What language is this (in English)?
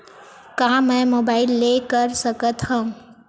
Chhattisgarhi